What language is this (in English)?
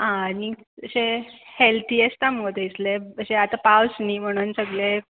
Konkani